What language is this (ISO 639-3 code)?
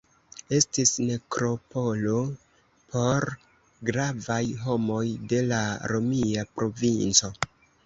epo